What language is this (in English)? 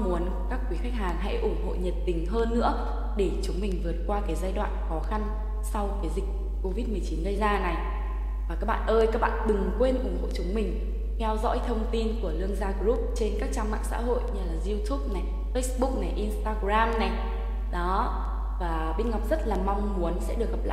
Vietnamese